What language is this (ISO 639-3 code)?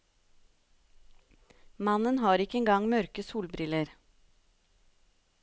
nor